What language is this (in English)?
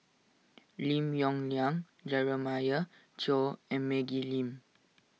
English